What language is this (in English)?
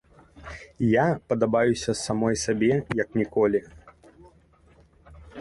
Belarusian